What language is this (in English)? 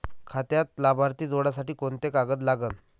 Marathi